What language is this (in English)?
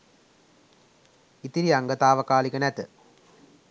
Sinhala